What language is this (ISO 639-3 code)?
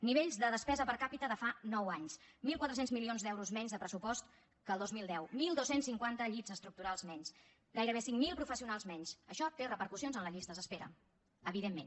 cat